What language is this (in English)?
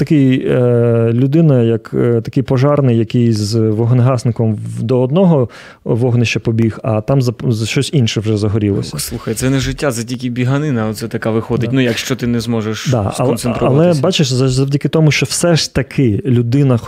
Ukrainian